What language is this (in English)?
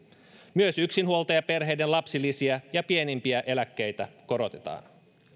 Finnish